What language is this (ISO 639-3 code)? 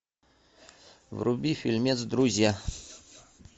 rus